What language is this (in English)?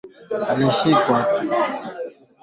Swahili